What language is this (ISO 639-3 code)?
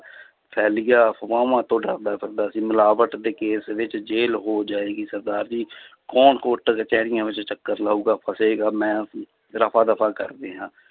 pan